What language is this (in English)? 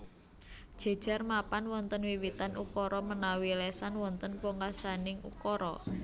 Javanese